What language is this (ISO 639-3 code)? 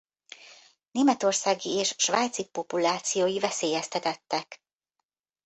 hun